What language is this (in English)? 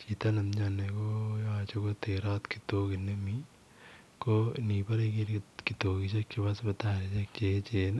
Kalenjin